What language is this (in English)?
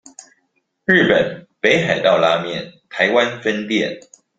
Chinese